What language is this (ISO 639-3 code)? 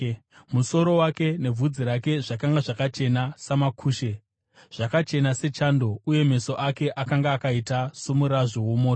sna